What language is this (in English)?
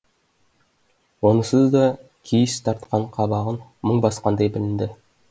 Kazakh